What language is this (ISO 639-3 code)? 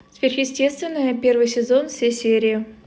rus